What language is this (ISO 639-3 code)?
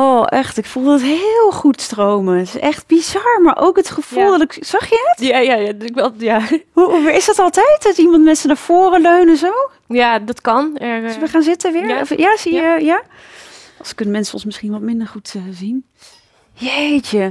nld